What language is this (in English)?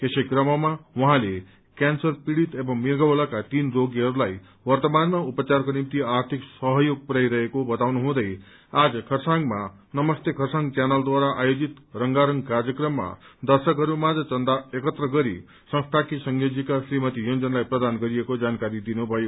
Nepali